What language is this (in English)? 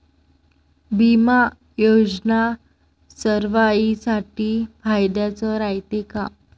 Marathi